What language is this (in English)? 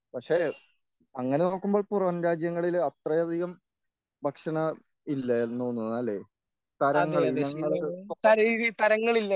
Malayalam